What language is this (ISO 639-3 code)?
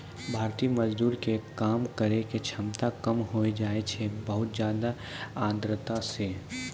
mai